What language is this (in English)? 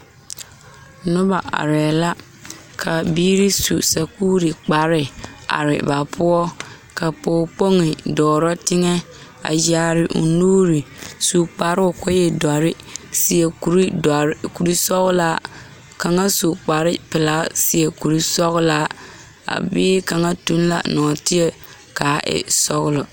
Southern Dagaare